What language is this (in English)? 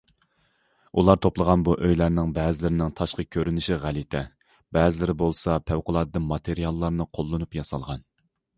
Uyghur